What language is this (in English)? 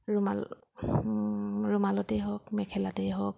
Assamese